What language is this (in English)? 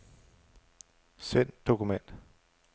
Danish